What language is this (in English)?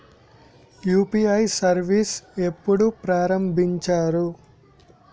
Telugu